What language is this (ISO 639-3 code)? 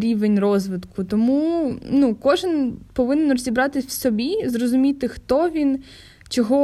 ukr